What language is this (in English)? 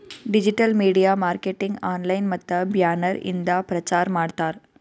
Kannada